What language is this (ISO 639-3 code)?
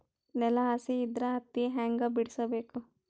kan